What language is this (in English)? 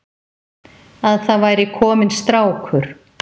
Icelandic